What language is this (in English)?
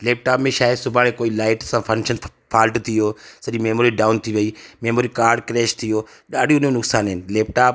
Sindhi